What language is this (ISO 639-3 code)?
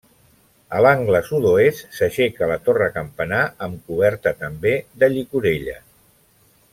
cat